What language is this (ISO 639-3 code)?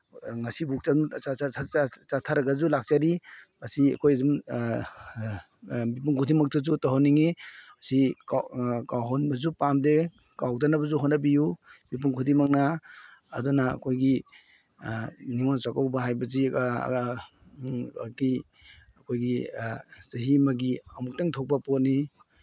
mni